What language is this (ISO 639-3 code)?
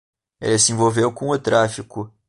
por